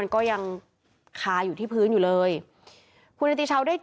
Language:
Thai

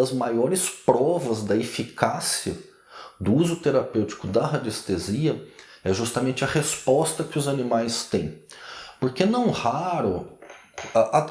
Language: Portuguese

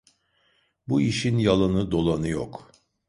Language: Turkish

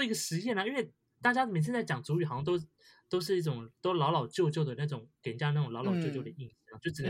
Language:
Chinese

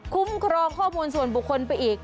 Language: Thai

